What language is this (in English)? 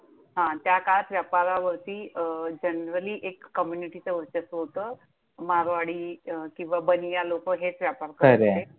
Marathi